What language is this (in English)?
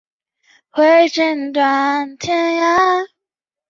Chinese